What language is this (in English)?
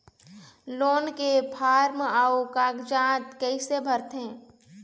Chhattisgarhi